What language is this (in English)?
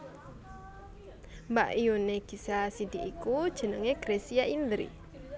Javanese